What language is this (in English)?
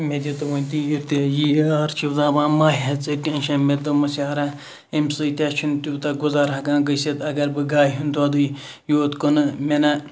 Kashmiri